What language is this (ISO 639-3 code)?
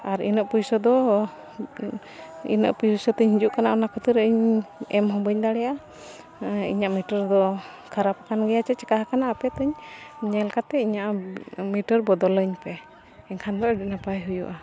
sat